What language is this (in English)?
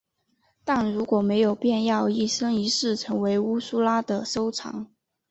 Chinese